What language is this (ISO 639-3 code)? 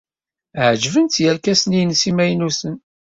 kab